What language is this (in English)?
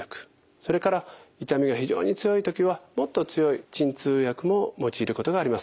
Japanese